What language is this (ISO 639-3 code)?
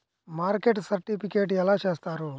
tel